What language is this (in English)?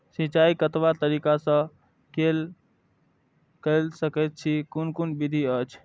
Maithili